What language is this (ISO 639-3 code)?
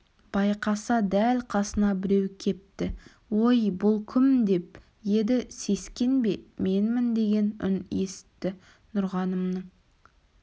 kaz